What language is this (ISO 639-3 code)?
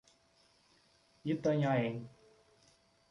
por